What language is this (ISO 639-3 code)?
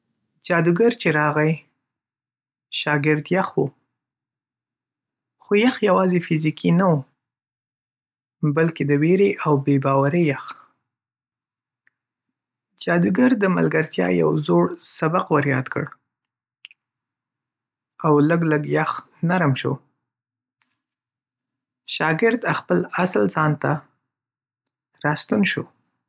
pus